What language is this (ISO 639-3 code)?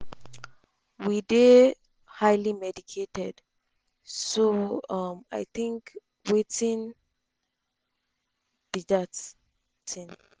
pcm